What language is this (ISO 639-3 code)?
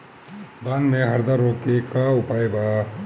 bho